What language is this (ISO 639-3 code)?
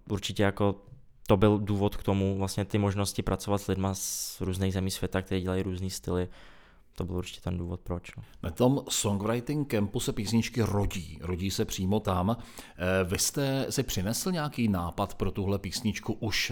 ces